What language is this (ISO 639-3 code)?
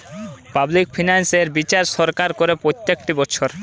ben